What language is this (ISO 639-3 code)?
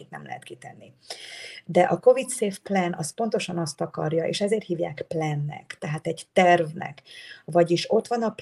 hun